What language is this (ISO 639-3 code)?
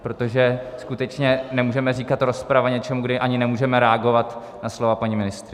ces